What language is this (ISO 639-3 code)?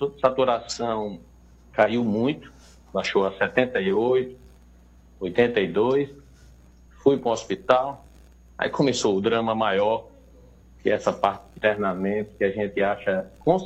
por